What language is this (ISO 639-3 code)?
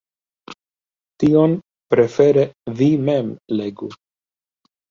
epo